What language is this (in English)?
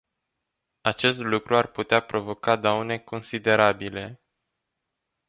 Romanian